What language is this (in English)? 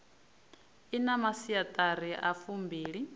Venda